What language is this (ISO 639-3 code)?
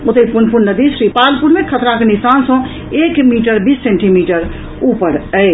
mai